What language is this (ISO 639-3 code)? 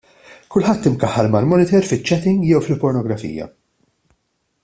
mlt